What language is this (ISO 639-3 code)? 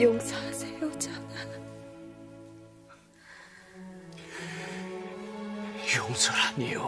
kor